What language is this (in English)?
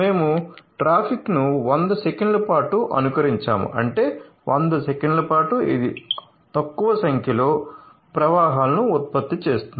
Telugu